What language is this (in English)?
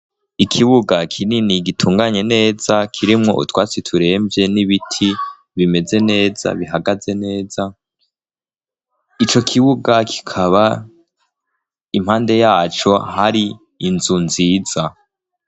Rundi